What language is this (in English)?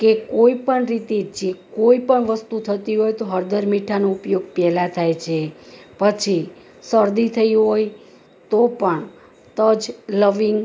Gujarati